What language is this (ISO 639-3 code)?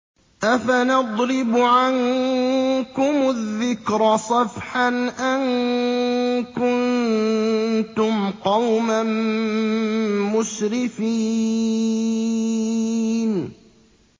ara